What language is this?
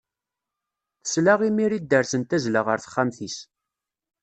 Kabyle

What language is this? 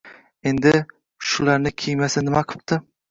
Uzbek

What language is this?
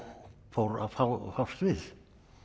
Icelandic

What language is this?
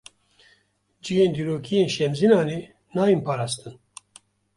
Kurdish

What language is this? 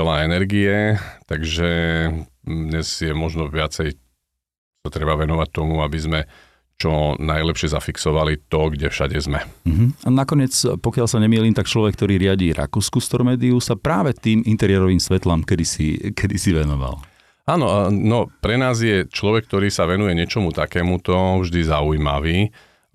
Slovak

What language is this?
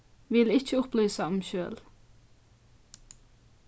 Faroese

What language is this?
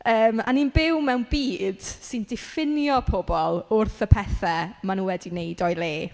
Welsh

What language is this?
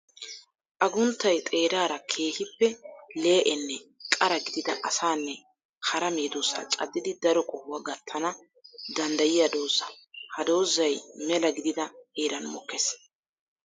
Wolaytta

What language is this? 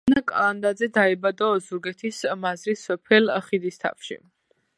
Georgian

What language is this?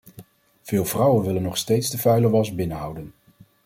Dutch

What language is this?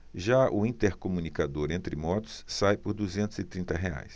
Portuguese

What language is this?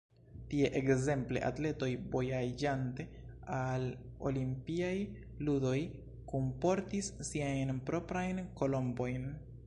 Esperanto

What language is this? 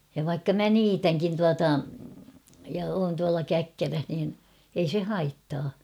Finnish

